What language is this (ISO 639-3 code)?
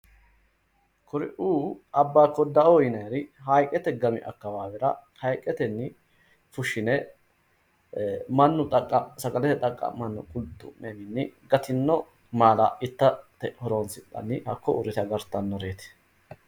sid